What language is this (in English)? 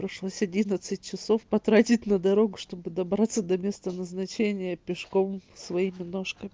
Russian